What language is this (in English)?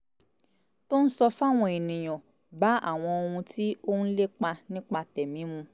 Yoruba